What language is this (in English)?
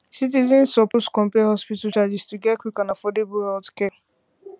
Nigerian Pidgin